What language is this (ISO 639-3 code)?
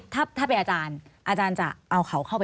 tha